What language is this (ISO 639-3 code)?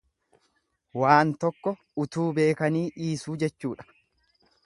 orm